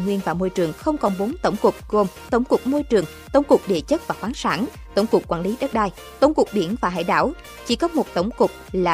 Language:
Vietnamese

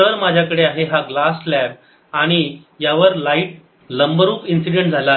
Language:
Marathi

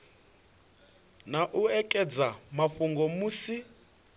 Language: Venda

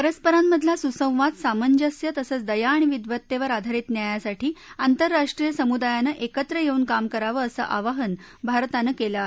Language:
Marathi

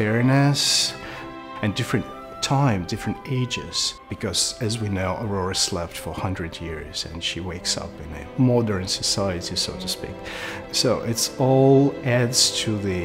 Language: English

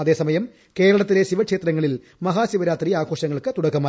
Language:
Malayalam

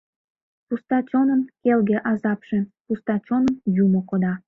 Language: Mari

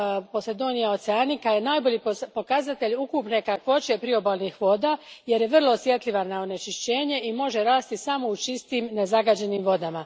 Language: Croatian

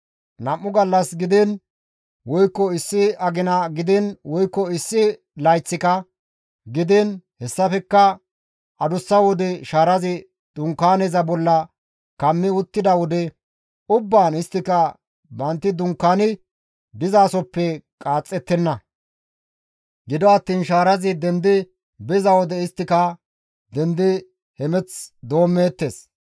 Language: Gamo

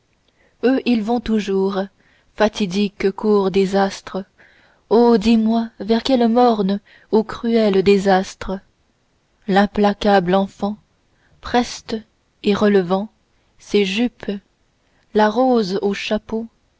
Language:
French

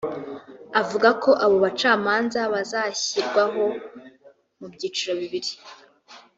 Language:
Kinyarwanda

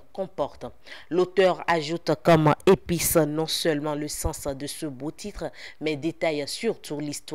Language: French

